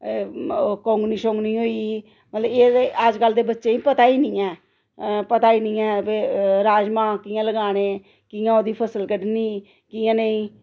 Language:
Dogri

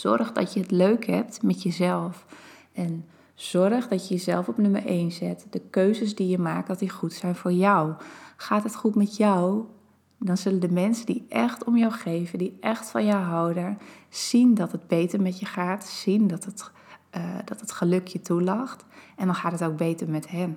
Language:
Dutch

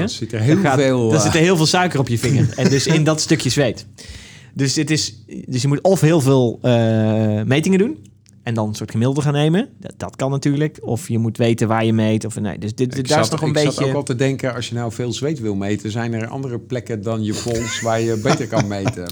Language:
Dutch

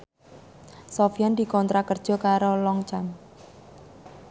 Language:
Javanese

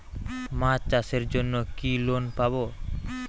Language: Bangla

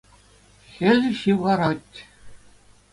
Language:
Chuvash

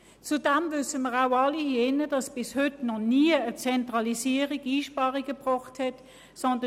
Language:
Swiss German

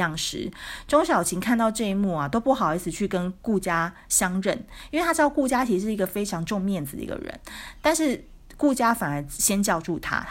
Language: Chinese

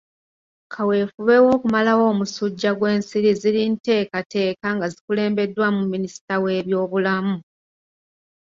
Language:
Ganda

